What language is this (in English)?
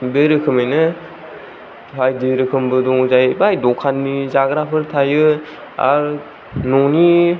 Bodo